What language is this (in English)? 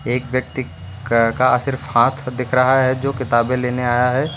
Hindi